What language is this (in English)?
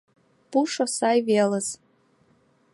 Mari